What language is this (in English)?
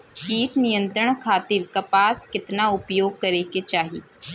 Bhojpuri